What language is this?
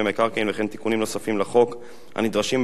Hebrew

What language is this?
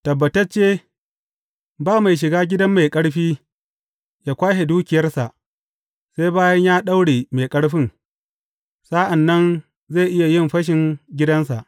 Hausa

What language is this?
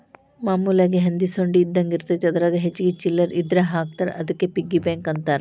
Kannada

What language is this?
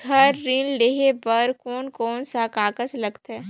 Chhattisgarhi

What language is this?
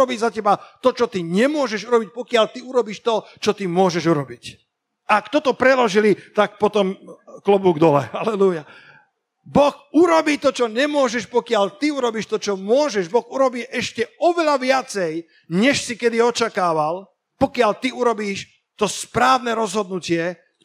Slovak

